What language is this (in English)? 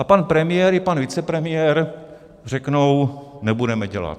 Czech